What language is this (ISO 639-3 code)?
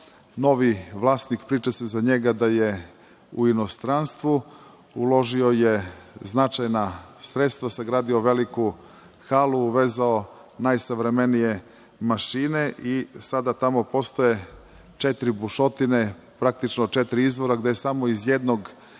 srp